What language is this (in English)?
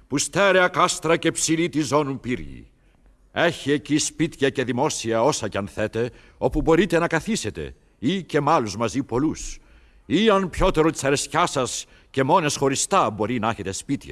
Greek